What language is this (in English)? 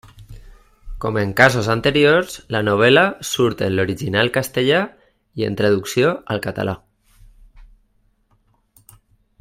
Catalan